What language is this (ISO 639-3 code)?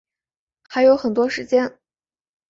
zho